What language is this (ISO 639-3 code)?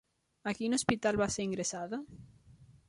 cat